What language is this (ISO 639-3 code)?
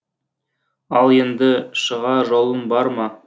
kaz